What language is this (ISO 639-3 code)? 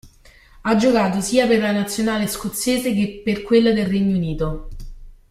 ita